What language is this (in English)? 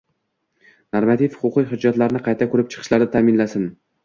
Uzbek